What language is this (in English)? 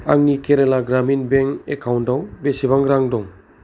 Bodo